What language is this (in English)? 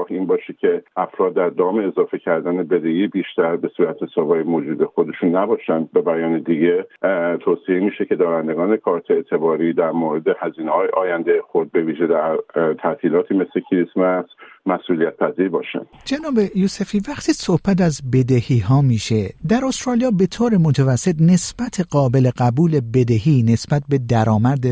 Persian